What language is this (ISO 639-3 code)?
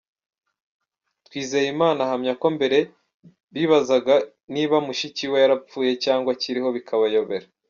kin